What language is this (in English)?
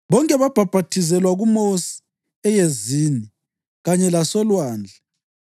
North Ndebele